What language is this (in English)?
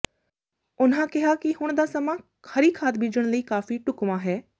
Punjabi